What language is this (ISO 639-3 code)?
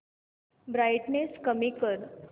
mar